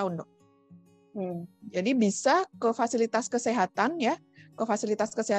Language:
Indonesian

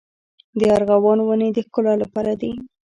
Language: Pashto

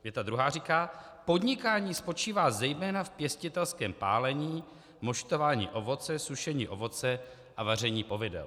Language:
Czech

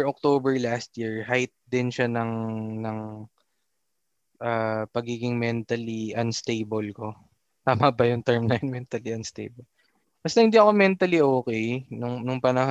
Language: Filipino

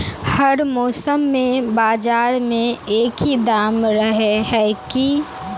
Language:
Magahi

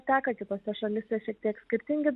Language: Lithuanian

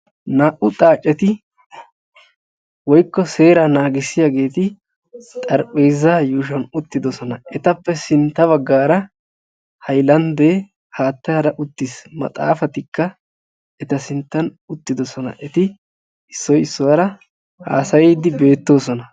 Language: Wolaytta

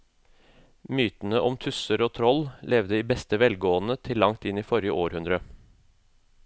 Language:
Norwegian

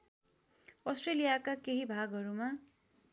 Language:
Nepali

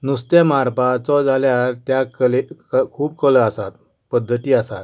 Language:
Konkani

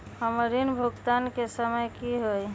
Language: Magahi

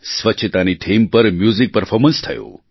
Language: Gujarati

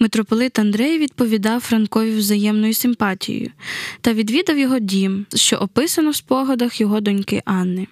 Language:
Ukrainian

